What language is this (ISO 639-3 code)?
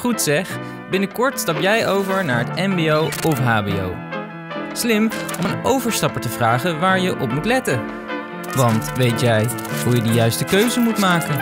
nld